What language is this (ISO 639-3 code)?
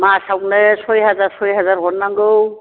brx